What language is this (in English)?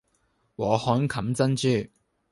Cantonese